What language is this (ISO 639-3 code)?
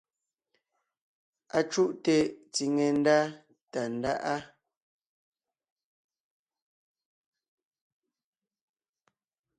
nnh